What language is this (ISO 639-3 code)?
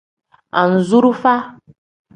kdh